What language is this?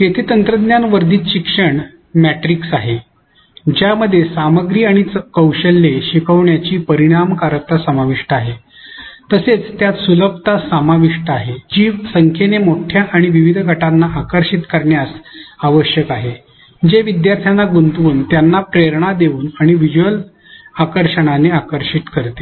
Marathi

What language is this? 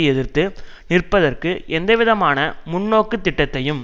Tamil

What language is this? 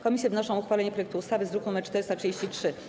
Polish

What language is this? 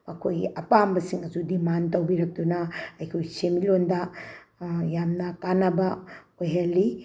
Manipuri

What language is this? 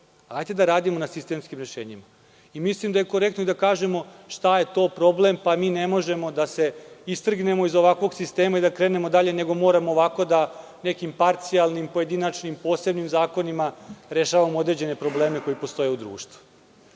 Serbian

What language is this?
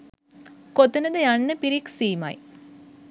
Sinhala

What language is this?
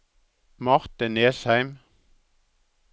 Norwegian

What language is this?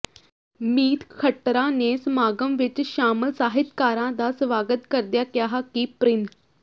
Punjabi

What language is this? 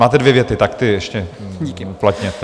Czech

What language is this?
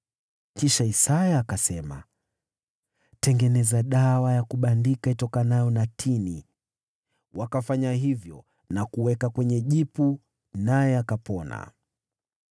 Swahili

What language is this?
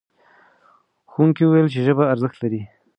Pashto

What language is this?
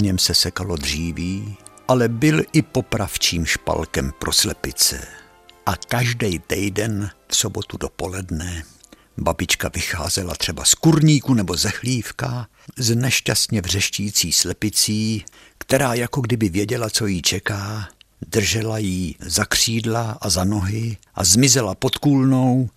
Czech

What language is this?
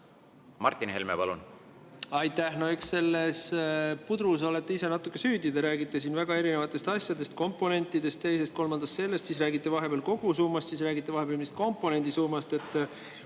Estonian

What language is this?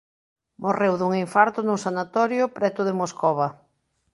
Galician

